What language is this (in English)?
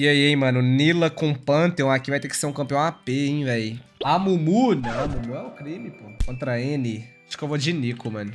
Portuguese